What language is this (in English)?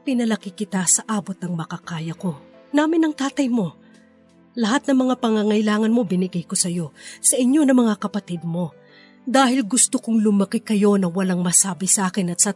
Filipino